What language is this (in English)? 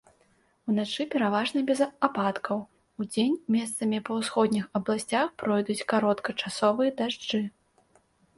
Belarusian